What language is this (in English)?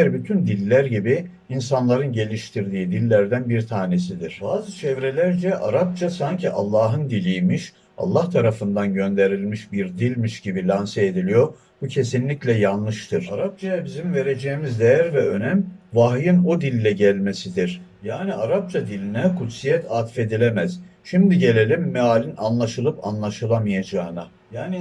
Turkish